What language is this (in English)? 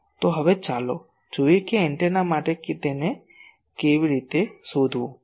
Gujarati